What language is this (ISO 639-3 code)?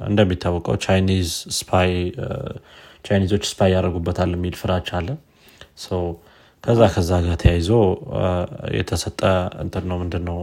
amh